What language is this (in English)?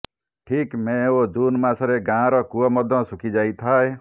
Odia